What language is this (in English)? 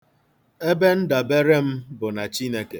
Igbo